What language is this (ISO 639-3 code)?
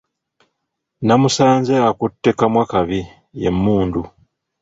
lug